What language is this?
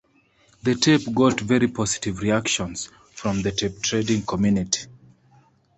English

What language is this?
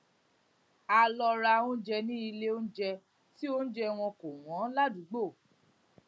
Yoruba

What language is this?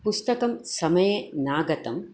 Sanskrit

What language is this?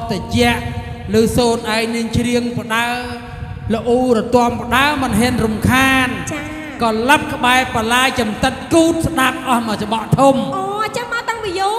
Indonesian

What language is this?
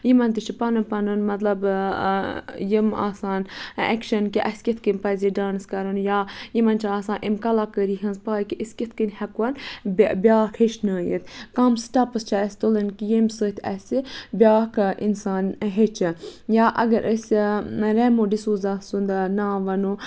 Kashmiri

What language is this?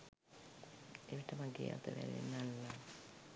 Sinhala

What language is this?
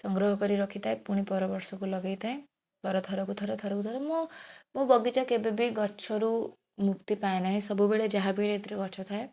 Odia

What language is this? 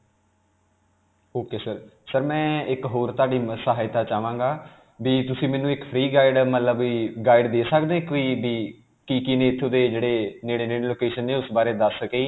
Punjabi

